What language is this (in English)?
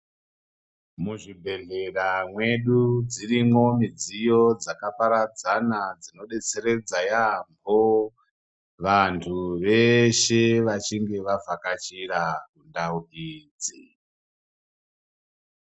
Ndau